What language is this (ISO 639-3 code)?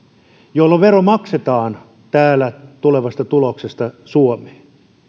fin